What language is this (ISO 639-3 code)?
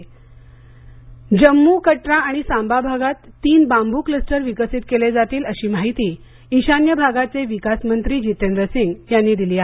mar